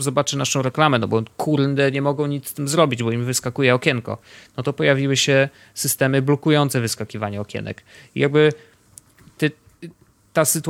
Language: Polish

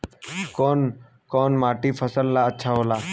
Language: Bhojpuri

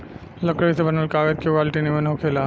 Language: Bhojpuri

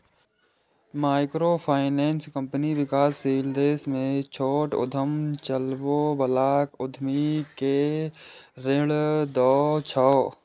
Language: Maithili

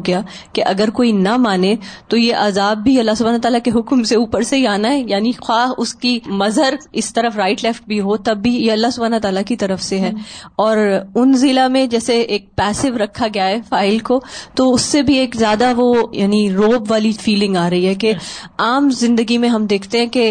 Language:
Urdu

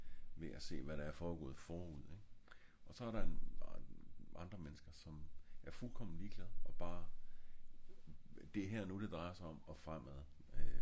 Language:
Danish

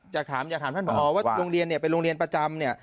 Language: Thai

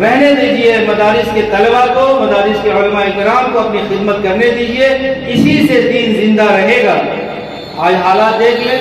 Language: Hindi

